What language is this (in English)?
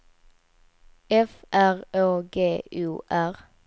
Swedish